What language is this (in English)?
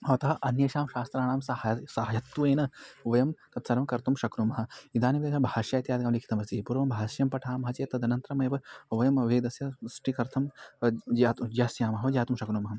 Sanskrit